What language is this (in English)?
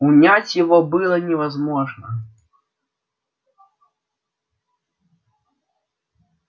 Russian